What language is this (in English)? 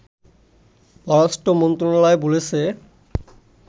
Bangla